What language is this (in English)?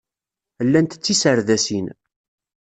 Kabyle